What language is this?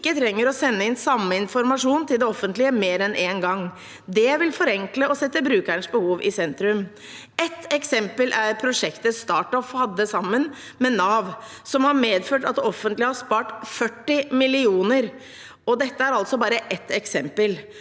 Norwegian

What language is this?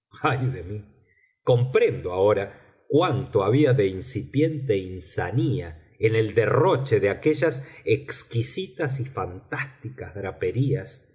Spanish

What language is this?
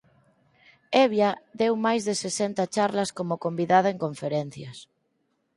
Galician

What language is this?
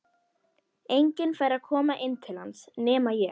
Icelandic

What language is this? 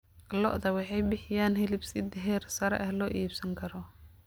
Somali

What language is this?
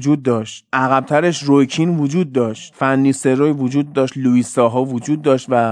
Persian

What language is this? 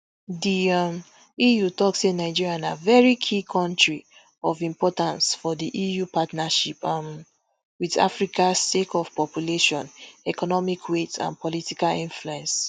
Nigerian Pidgin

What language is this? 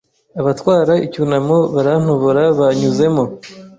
Kinyarwanda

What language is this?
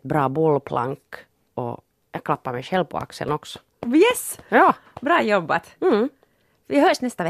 Swedish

